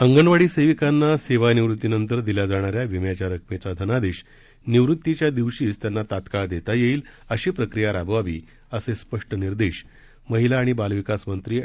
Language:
Marathi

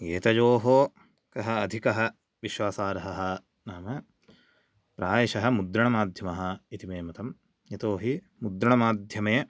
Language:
Sanskrit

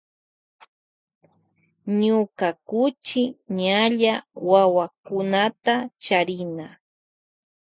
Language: Loja Highland Quichua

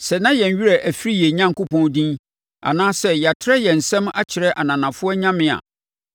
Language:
Akan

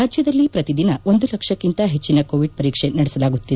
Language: Kannada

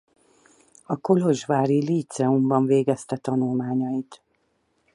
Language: Hungarian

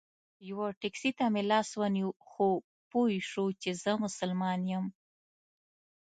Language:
Pashto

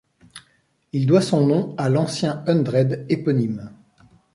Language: French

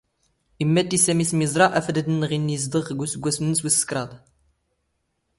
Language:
Standard Moroccan Tamazight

